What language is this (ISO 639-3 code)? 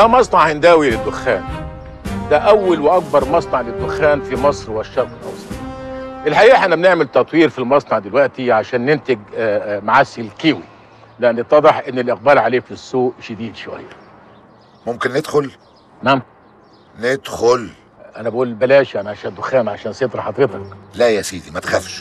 ara